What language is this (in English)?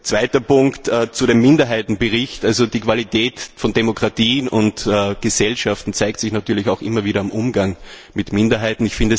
German